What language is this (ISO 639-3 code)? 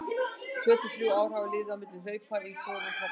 isl